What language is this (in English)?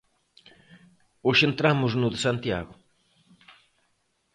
Galician